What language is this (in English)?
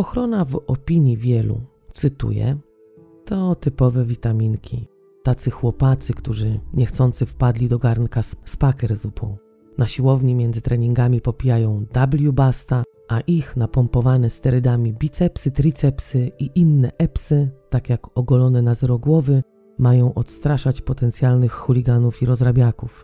Polish